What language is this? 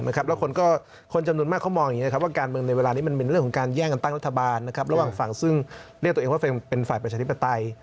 Thai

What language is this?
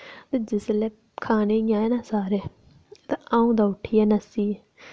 Dogri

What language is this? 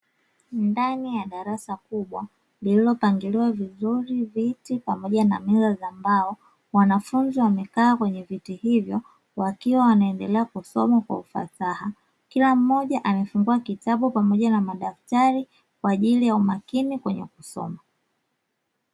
Swahili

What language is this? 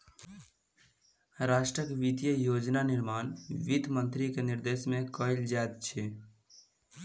Maithili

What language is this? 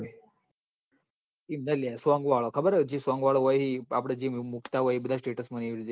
Gujarati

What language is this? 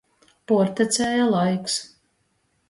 Latgalian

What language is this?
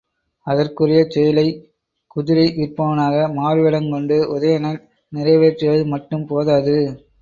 Tamil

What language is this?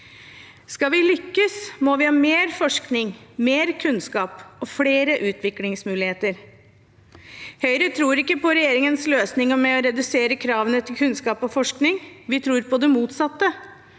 Norwegian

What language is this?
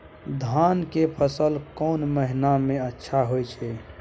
Maithili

